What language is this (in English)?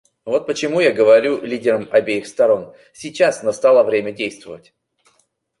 Russian